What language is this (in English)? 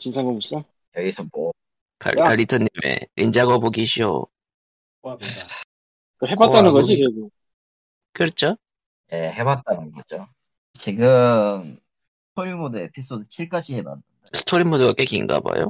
Korean